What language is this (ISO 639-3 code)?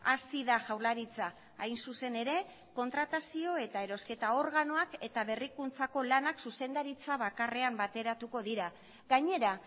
eus